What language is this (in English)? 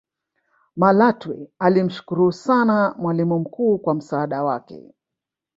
Swahili